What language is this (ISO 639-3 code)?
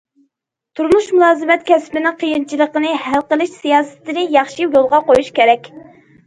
uig